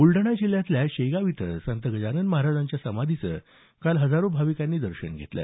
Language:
Marathi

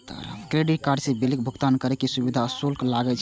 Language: Maithili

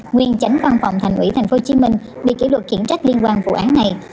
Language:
Vietnamese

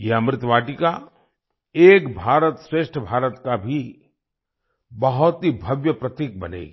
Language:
Hindi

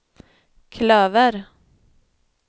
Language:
Swedish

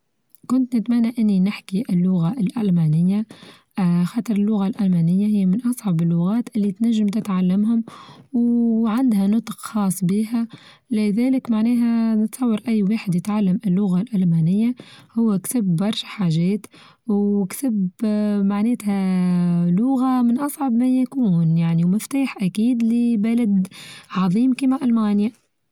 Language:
Tunisian Arabic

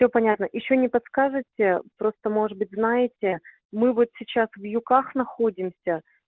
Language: Russian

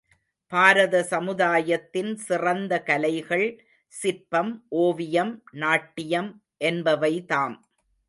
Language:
Tamil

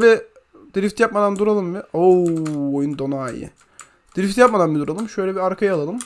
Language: Turkish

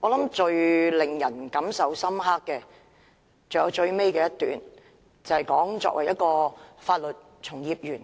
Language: Cantonese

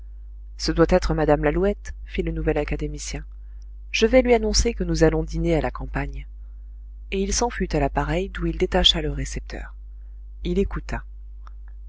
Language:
French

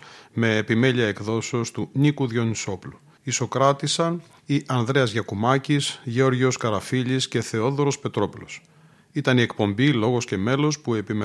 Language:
Greek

